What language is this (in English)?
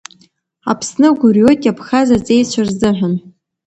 Abkhazian